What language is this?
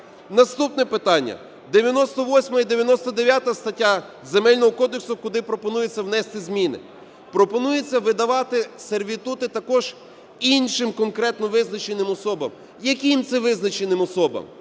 Ukrainian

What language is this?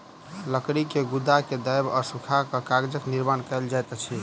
Maithili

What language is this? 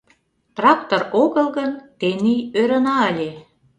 Mari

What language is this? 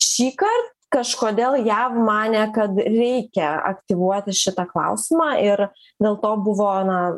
Lithuanian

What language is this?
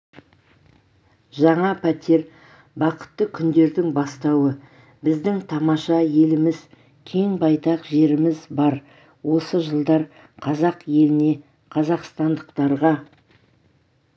Kazakh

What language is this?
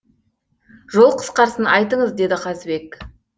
Kazakh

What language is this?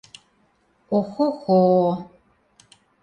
Mari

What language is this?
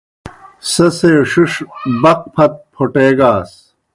Kohistani Shina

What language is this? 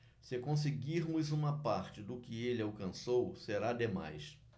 Portuguese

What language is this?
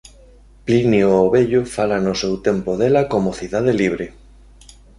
Galician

